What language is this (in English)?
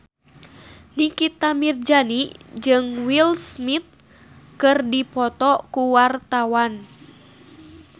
Sundanese